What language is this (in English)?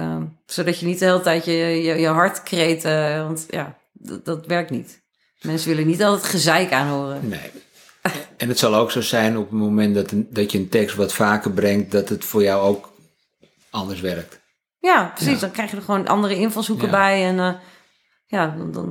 Dutch